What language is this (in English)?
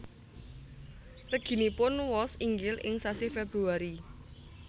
Javanese